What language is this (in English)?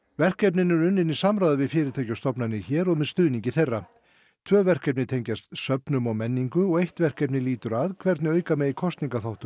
Icelandic